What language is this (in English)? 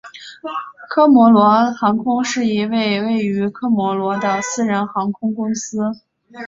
Chinese